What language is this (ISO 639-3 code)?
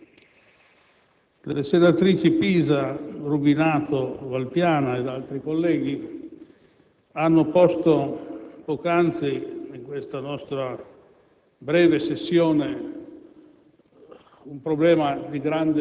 ita